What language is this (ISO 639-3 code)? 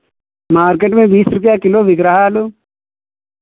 hin